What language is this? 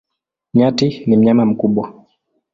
Swahili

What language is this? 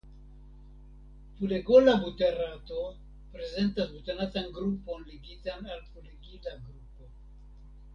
Esperanto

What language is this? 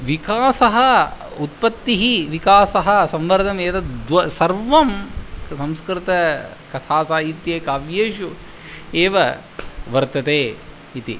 Sanskrit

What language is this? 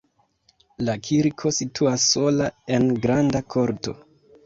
Esperanto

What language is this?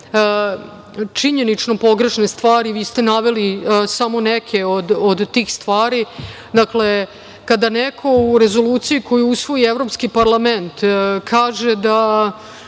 Serbian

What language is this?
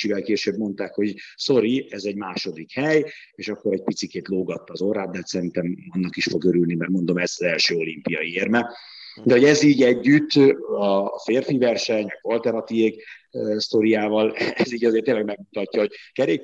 Hungarian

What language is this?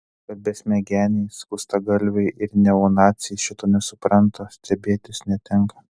Lithuanian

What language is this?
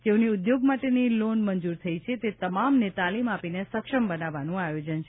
Gujarati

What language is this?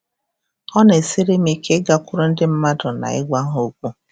Igbo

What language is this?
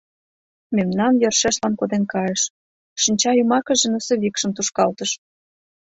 Mari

